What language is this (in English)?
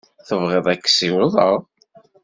Kabyle